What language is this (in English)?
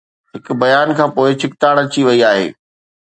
Sindhi